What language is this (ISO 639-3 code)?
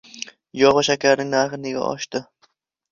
uzb